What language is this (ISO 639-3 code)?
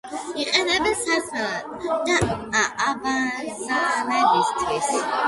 kat